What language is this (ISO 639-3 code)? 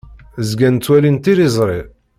kab